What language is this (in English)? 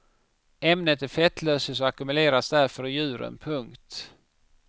Swedish